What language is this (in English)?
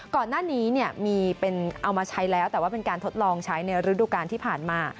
Thai